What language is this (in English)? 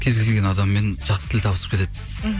Kazakh